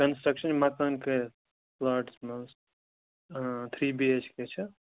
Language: Kashmiri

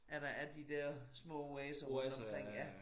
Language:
Danish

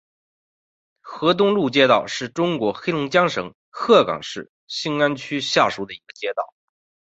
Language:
Chinese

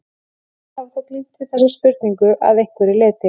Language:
Icelandic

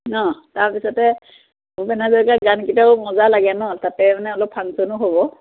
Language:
Assamese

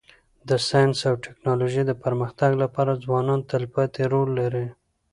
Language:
Pashto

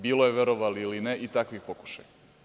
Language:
Serbian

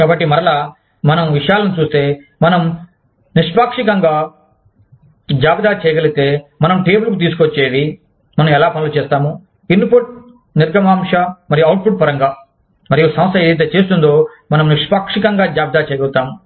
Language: Telugu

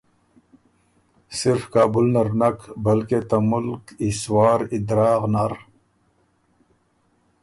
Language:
Ormuri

